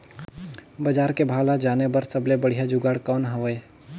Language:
Chhattisgarhi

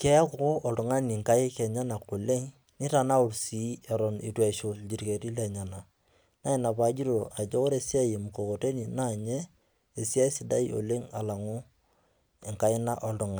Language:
Masai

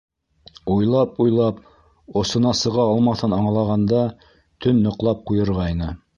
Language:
Bashkir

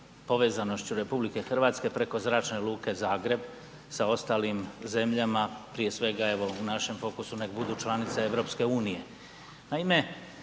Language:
Croatian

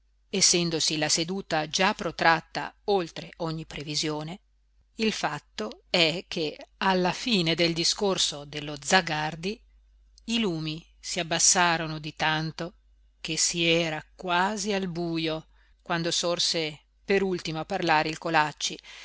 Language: Italian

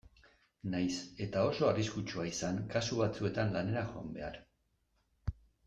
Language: Basque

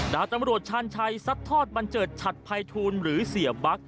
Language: Thai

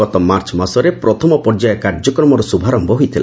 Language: Odia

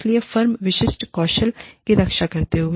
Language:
Hindi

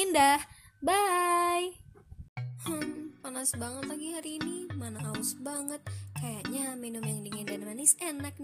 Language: Indonesian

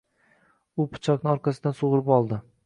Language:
Uzbek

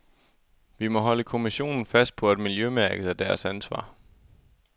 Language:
Danish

